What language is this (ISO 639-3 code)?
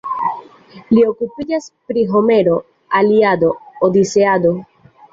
epo